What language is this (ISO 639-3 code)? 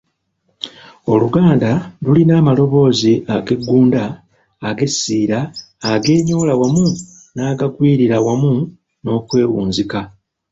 lug